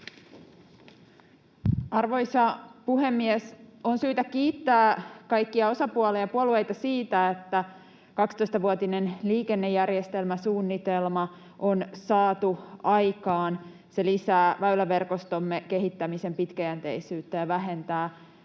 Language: Finnish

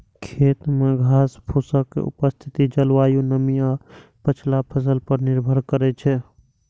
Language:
Maithili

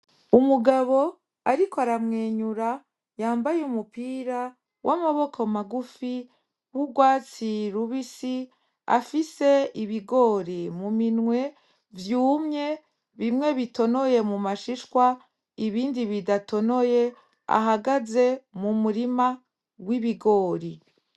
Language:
Rundi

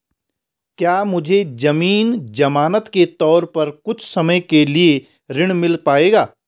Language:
Hindi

